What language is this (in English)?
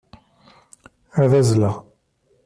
Kabyle